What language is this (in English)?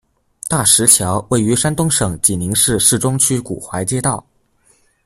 Chinese